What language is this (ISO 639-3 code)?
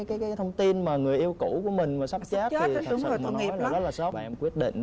vie